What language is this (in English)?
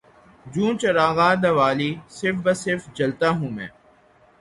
Urdu